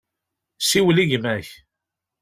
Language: Kabyle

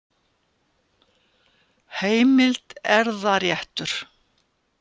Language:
Icelandic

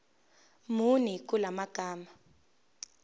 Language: Zulu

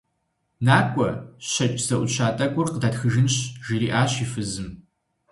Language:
Kabardian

